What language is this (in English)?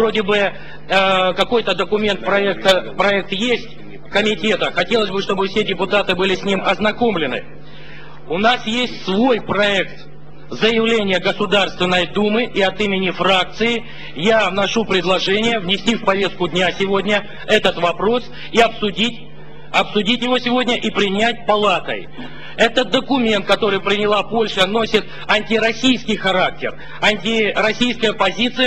Russian